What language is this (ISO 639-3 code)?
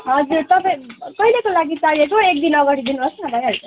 nep